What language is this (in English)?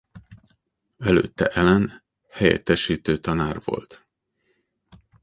Hungarian